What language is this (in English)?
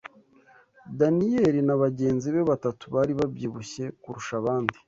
Kinyarwanda